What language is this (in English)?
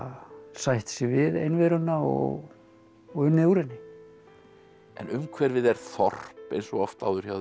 Icelandic